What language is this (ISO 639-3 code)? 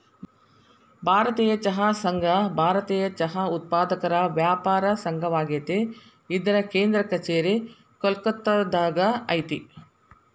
kan